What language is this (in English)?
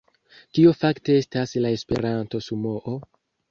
Esperanto